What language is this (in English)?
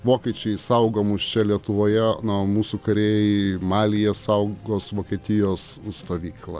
Lithuanian